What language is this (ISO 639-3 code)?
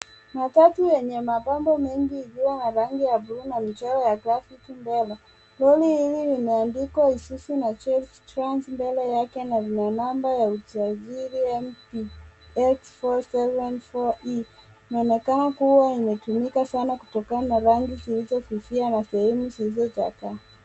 swa